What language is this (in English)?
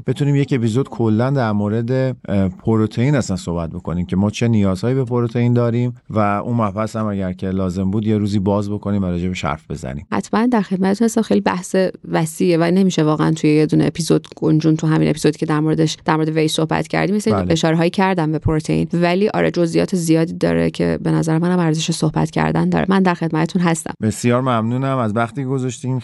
Persian